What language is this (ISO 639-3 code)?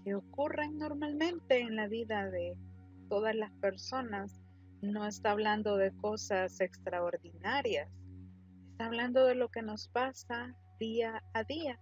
spa